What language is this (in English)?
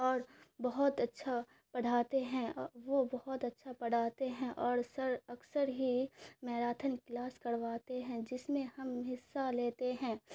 Urdu